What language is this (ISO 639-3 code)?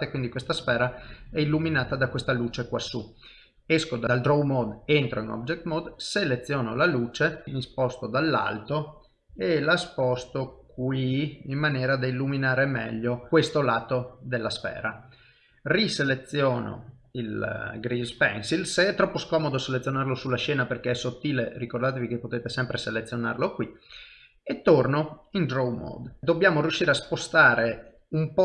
ita